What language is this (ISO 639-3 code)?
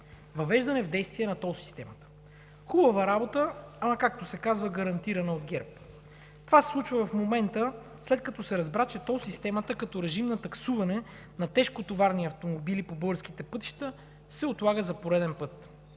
bul